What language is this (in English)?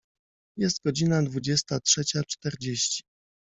Polish